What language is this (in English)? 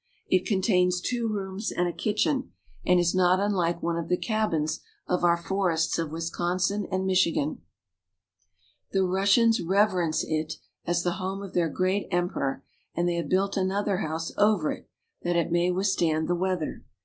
English